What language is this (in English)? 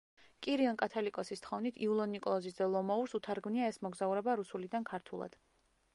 Georgian